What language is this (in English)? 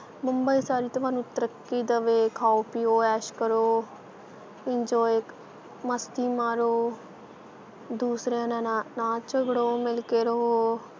Punjabi